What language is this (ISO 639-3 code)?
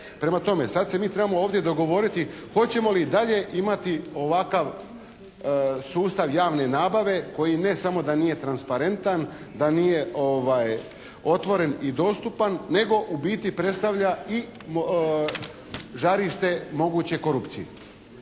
hrv